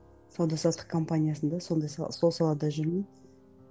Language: Kazakh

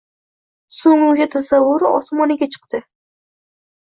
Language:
Uzbek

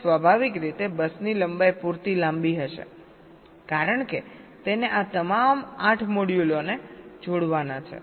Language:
Gujarati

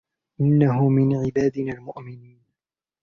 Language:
Arabic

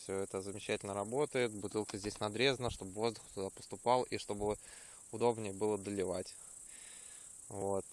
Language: Russian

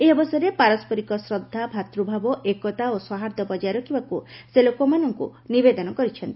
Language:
Odia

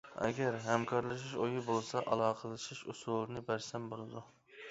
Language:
Uyghur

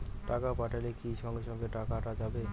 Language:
Bangla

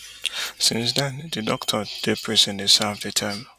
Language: Nigerian Pidgin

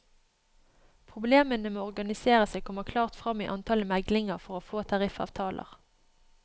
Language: Norwegian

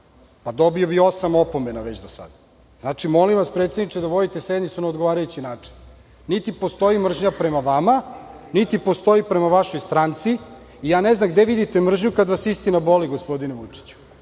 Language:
Serbian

